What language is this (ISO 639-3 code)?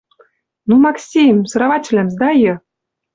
mrj